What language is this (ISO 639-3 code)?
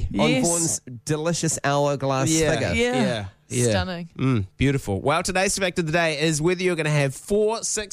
eng